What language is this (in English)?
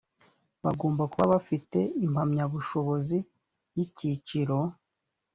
Kinyarwanda